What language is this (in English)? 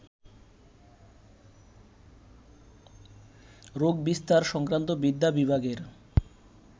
Bangla